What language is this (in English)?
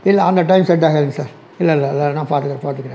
Tamil